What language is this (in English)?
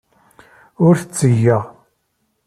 Kabyle